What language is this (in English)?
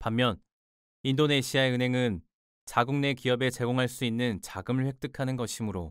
Korean